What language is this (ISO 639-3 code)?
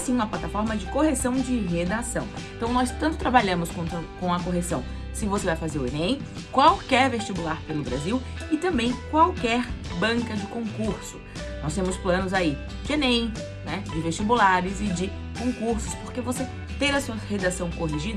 por